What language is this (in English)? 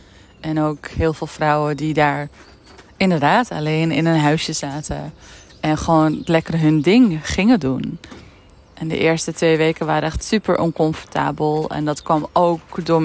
Dutch